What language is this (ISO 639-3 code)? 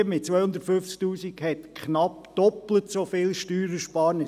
gsw